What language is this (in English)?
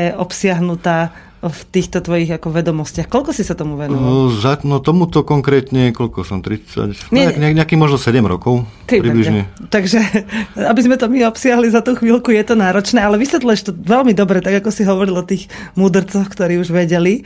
Slovak